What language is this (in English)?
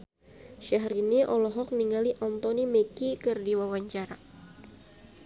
Sundanese